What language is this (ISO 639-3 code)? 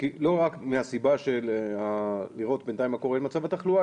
heb